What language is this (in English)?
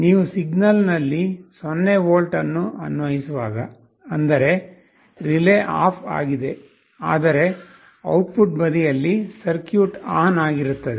Kannada